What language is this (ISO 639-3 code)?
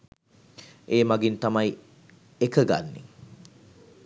sin